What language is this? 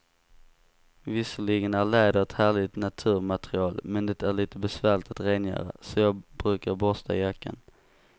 Swedish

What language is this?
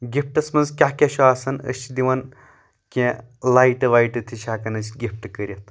Kashmiri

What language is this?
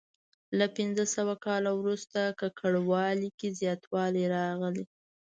Pashto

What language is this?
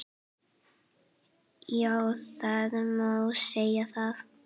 Icelandic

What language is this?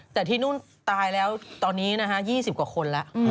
Thai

